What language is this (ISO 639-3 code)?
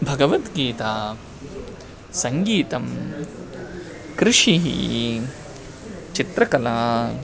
san